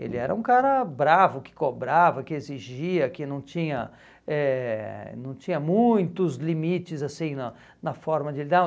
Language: Portuguese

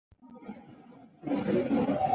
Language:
Chinese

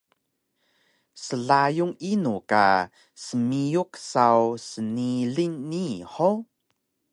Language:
Taroko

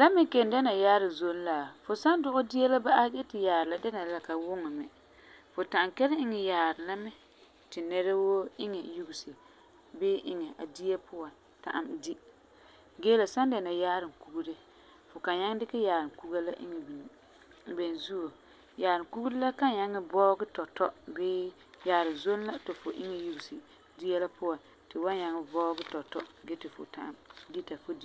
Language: Frafra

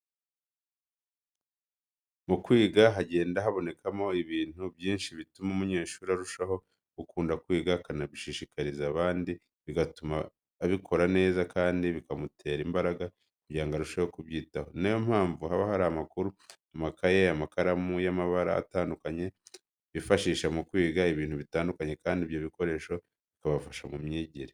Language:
Kinyarwanda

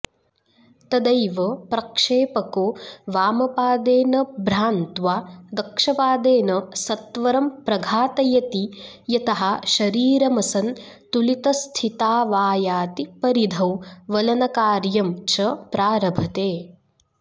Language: Sanskrit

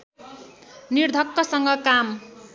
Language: Nepali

